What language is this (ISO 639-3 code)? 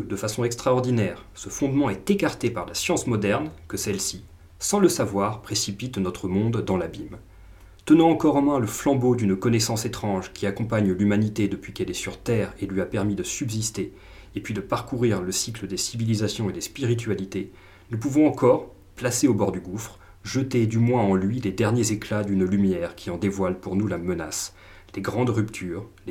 fra